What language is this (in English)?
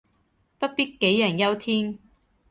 Cantonese